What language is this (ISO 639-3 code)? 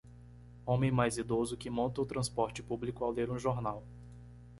por